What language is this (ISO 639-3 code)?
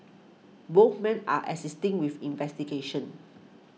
eng